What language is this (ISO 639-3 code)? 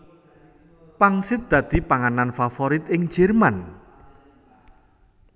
jav